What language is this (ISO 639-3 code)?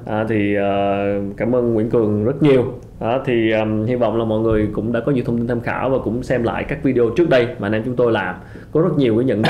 vie